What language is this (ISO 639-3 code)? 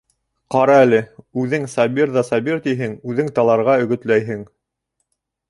bak